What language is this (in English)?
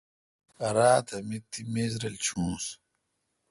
Kalkoti